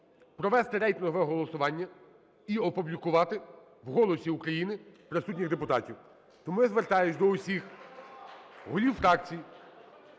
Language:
Ukrainian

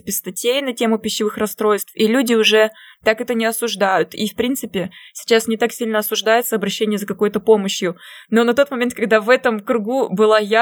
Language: Russian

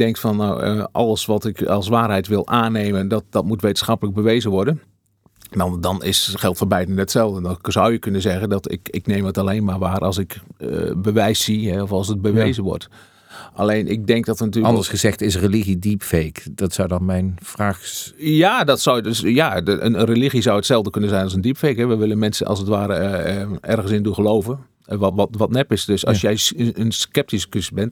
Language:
Dutch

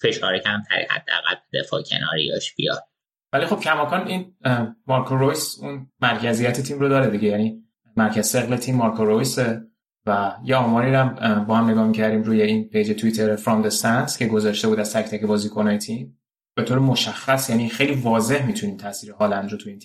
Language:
Persian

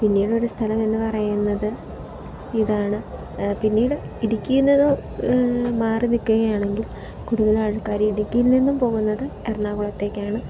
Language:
Malayalam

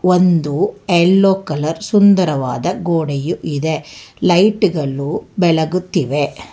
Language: Kannada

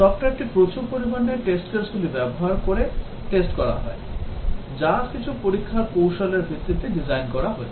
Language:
Bangla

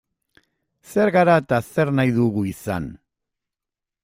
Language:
Basque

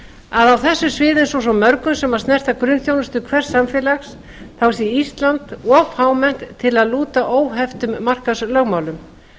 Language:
Icelandic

